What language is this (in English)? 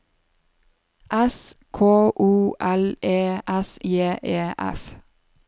Norwegian